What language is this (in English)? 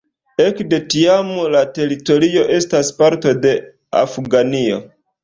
Esperanto